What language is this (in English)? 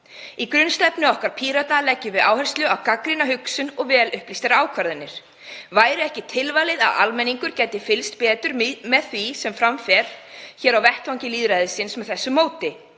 Icelandic